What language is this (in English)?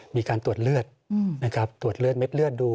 Thai